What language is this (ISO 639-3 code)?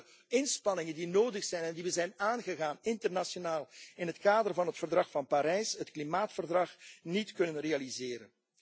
nld